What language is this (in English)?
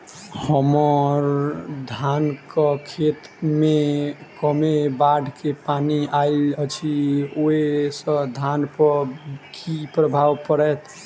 Maithili